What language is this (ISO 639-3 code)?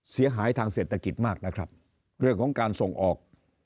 tha